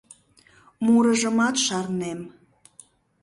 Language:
Mari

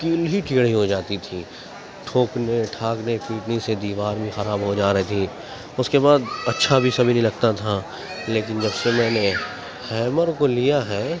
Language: Urdu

